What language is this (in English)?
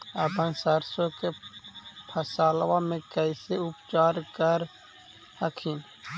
Magahi